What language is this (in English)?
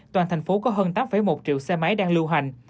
Vietnamese